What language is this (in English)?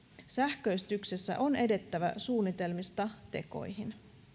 Finnish